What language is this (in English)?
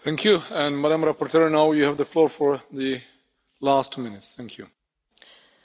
Romanian